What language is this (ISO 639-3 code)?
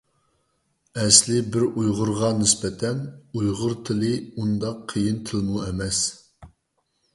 uig